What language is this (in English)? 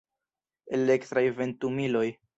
Esperanto